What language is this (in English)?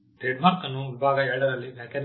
Kannada